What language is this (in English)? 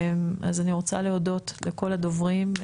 Hebrew